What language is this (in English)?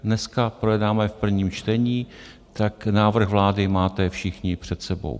Czech